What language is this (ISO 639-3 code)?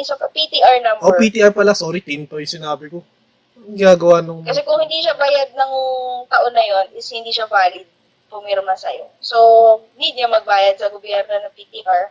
fil